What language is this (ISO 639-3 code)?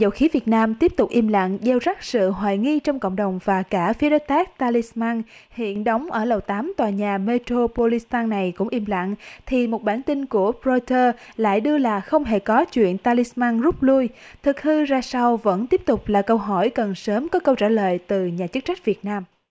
vie